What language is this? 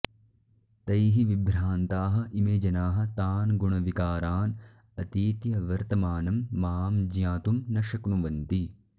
Sanskrit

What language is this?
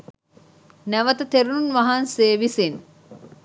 Sinhala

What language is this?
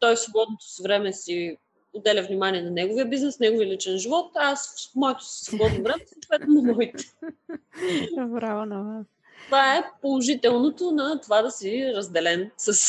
Bulgarian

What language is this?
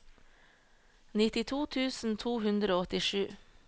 Norwegian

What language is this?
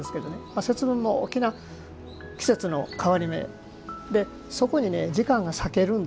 Japanese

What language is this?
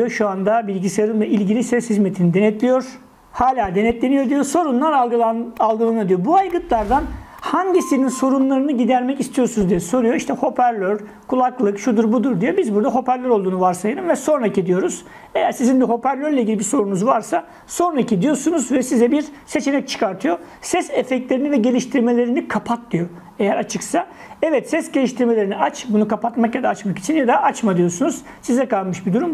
Turkish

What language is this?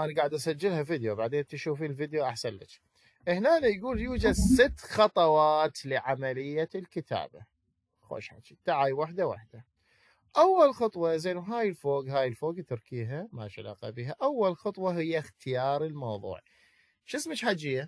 Arabic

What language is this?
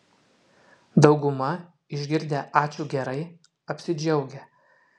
Lithuanian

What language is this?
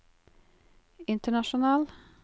Norwegian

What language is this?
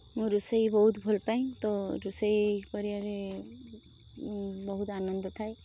Odia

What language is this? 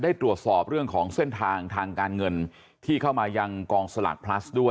Thai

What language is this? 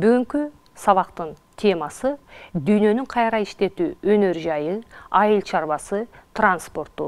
Turkish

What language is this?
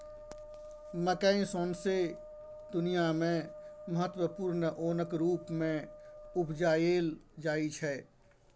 Maithili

